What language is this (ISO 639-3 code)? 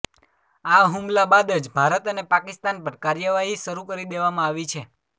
guj